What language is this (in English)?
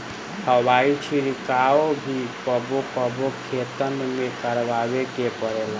Bhojpuri